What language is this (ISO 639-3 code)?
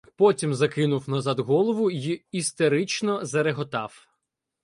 ukr